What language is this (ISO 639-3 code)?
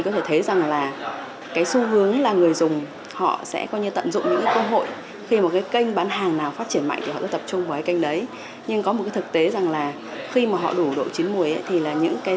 vie